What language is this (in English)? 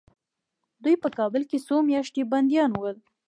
Pashto